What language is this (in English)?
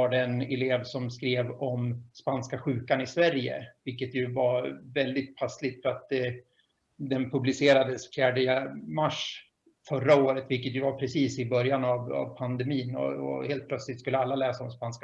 Swedish